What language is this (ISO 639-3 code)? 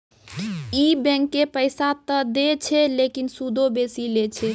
mai